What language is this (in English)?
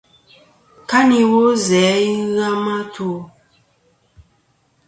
Kom